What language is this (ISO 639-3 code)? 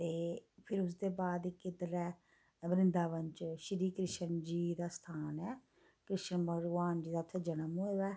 doi